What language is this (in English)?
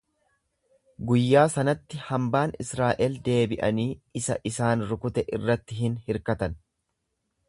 Oromo